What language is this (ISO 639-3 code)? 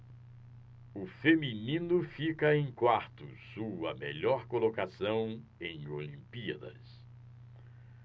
por